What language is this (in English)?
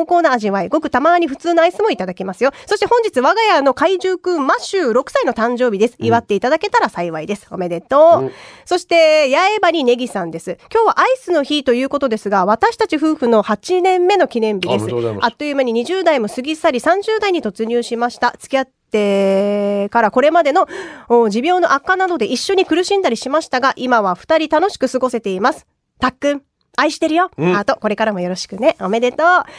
Japanese